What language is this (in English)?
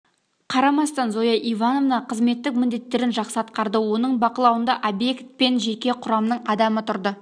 Kazakh